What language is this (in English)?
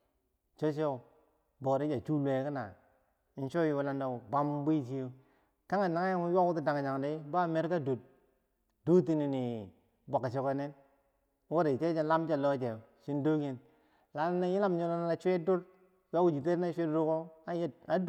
Bangwinji